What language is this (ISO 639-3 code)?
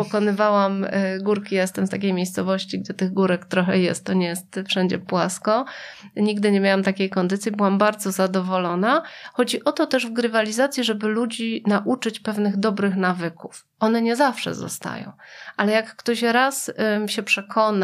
pol